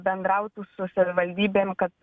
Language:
Lithuanian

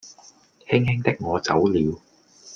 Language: Cantonese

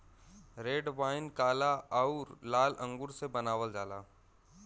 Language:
Bhojpuri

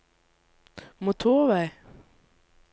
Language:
Norwegian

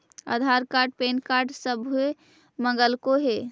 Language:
Magahi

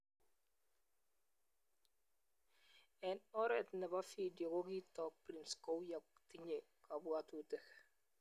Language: Kalenjin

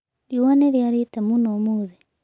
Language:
Kikuyu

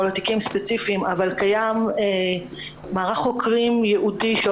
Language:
Hebrew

